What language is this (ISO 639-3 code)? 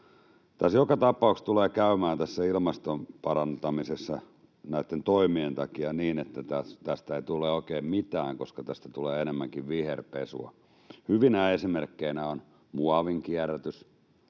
fin